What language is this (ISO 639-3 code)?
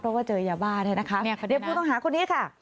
tha